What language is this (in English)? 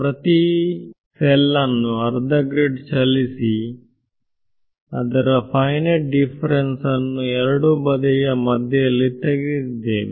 Kannada